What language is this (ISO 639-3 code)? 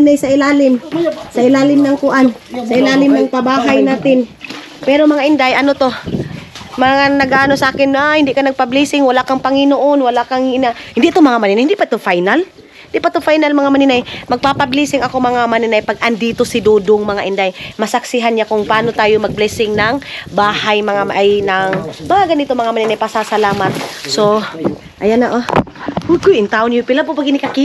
fil